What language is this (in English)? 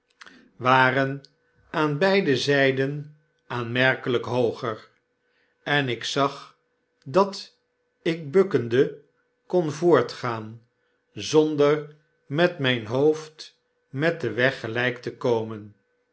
Dutch